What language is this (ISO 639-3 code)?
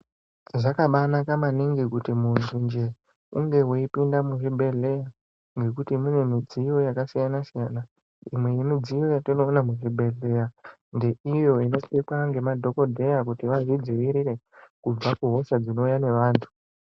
ndc